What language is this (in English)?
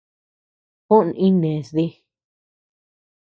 Tepeuxila Cuicatec